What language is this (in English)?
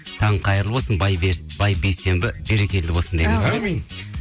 Kazakh